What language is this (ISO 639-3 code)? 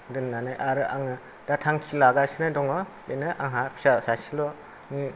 brx